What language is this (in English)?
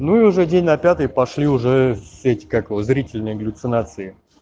Russian